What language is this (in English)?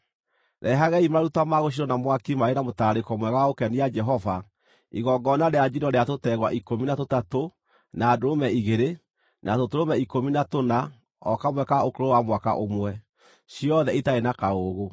Kikuyu